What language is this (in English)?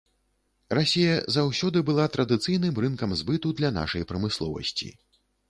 Belarusian